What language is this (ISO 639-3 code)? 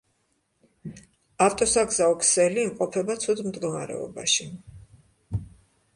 kat